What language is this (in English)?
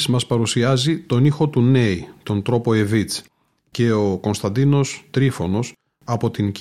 Greek